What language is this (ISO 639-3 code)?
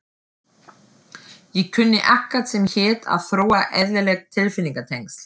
isl